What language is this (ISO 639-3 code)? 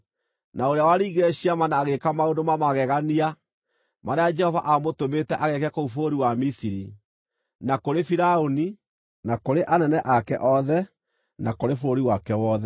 kik